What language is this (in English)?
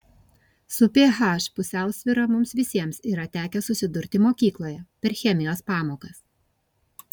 Lithuanian